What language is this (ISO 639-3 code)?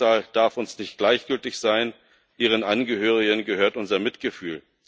deu